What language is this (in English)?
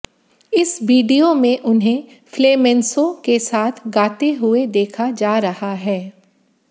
Hindi